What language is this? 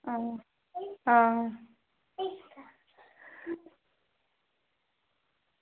Dogri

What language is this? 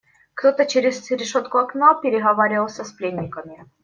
Russian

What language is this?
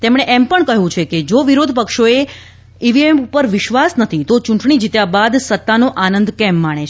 Gujarati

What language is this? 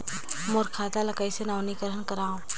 Chhattisgarhi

